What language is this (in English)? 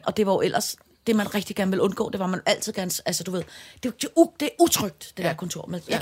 Danish